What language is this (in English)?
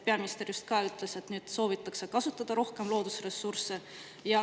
Estonian